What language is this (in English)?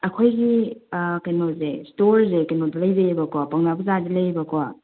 Manipuri